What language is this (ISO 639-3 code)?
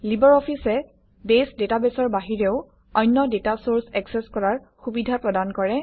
asm